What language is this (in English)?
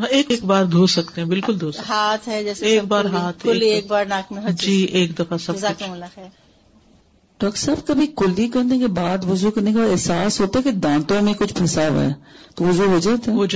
Urdu